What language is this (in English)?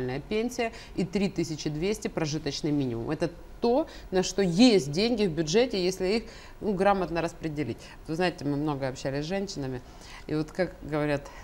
Russian